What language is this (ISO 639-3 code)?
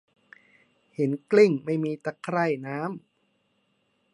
tha